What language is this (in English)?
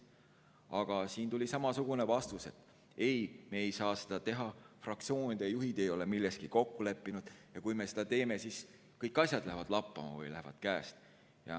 Estonian